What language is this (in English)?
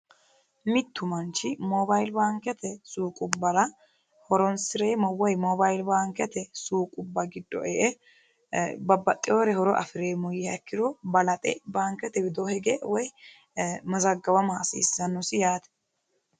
Sidamo